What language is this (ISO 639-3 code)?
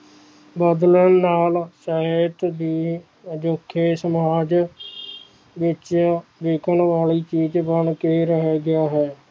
pan